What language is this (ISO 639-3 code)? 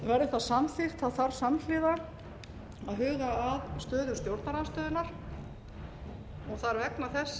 isl